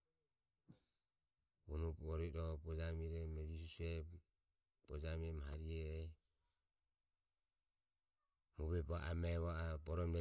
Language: Ömie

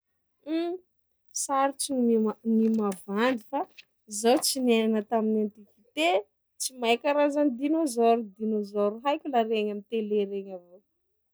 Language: Sakalava Malagasy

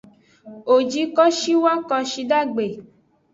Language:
Aja (Benin)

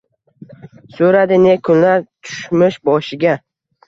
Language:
Uzbek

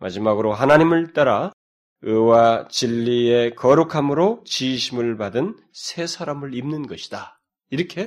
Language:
Korean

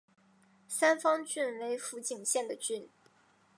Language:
Chinese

